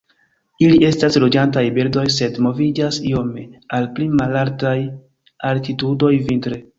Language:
Esperanto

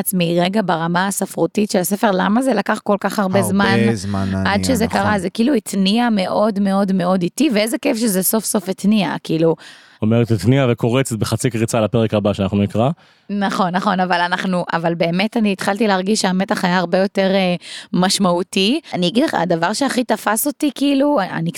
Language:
Hebrew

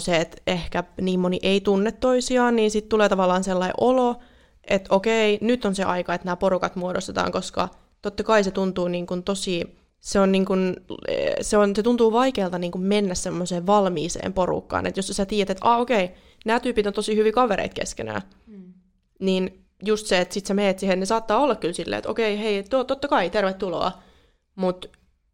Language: Finnish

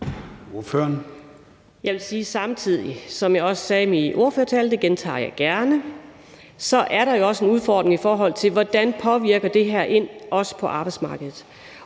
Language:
Danish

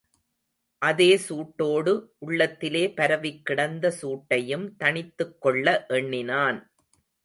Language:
Tamil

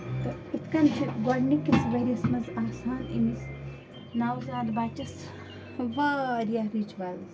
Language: Kashmiri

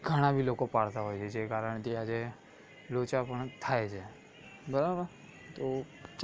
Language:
Gujarati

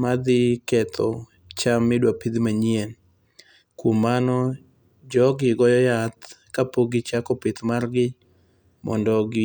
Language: Luo (Kenya and Tanzania)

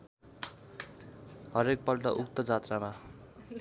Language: Nepali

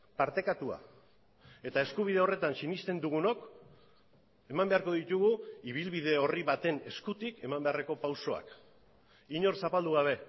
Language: Basque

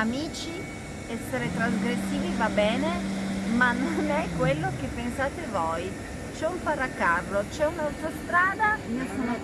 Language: Italian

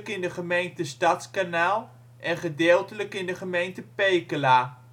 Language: Dutch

